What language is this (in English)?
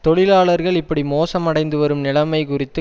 Tamil